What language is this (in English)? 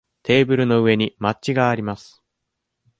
Japanese